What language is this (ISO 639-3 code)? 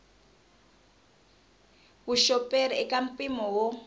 tso